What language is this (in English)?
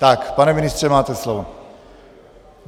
Czech